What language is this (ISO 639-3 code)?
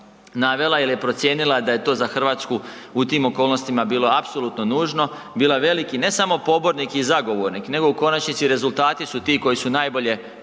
hrv